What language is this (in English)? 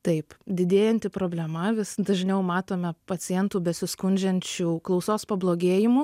Lithuanian